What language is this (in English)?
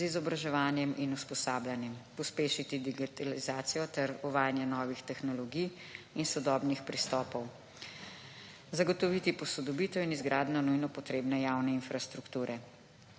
Slovenian